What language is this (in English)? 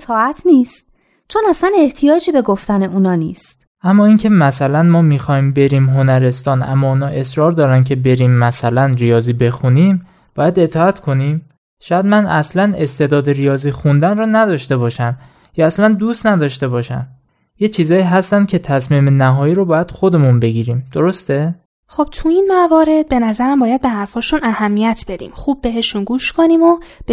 Persian